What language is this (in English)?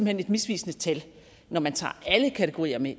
Danish